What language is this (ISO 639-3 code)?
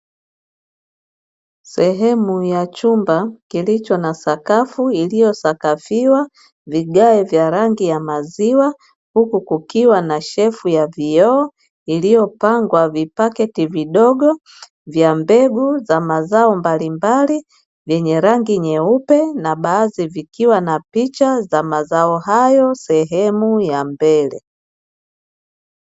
swa